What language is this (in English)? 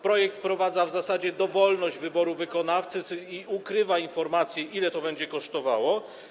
Polish